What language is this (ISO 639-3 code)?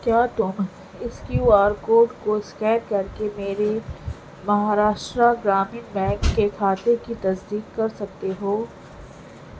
urd